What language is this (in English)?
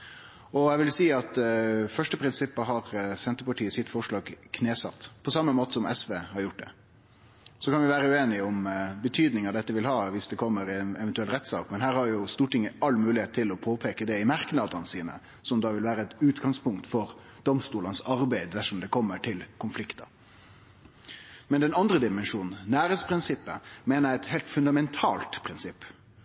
Norwegian Nynorsk